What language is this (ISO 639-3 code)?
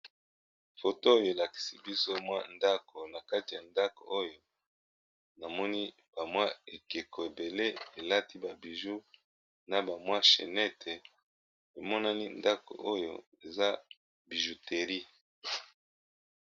lin